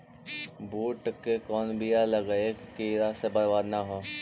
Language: Magahi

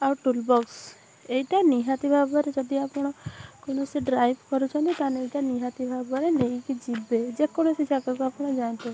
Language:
Odia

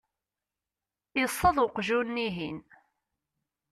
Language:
Kabyle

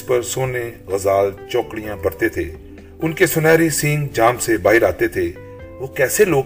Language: Urdu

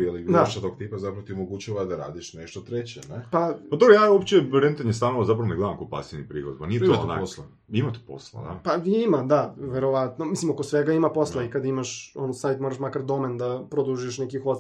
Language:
Croatian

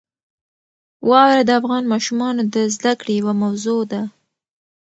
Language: Pashto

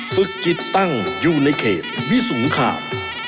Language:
Thai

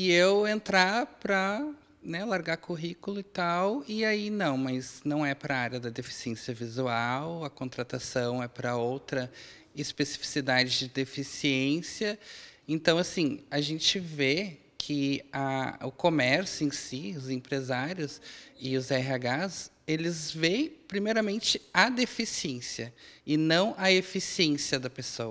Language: Portuguese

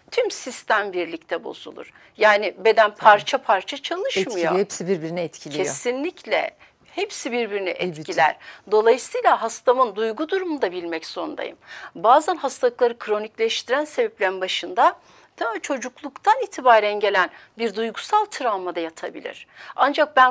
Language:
Turkish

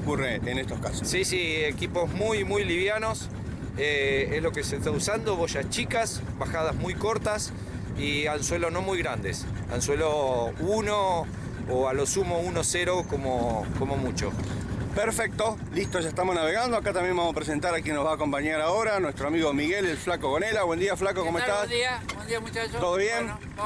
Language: Spanish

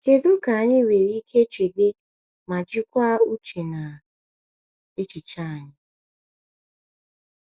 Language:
Igbo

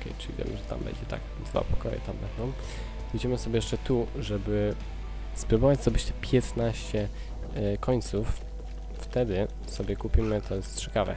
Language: Polish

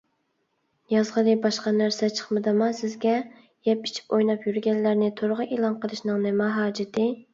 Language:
Uyghur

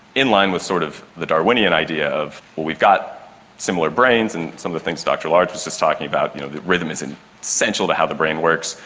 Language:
English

